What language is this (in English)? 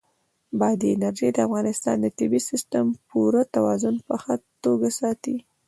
Pashto